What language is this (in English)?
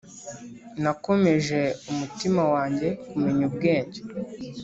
Kinyarwanda